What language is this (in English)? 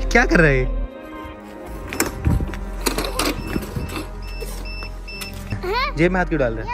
Hindi